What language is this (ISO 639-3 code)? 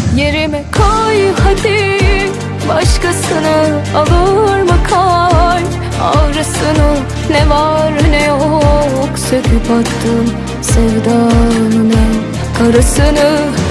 tur